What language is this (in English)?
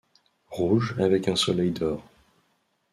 French